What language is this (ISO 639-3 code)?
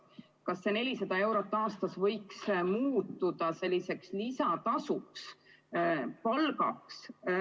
est